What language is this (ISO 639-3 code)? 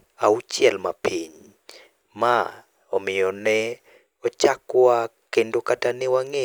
luo